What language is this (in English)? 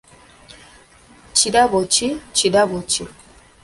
Ganda